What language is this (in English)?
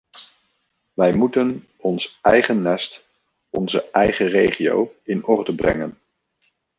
Dutch